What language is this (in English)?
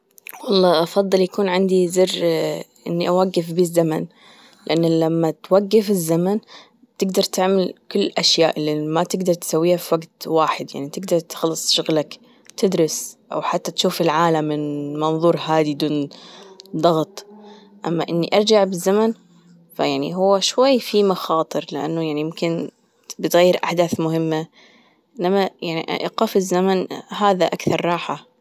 Gulf Arabic